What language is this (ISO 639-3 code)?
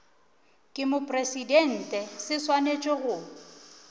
nso